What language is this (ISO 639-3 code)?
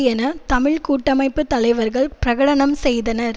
tam